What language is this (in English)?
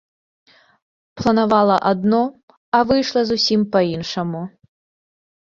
Belarusian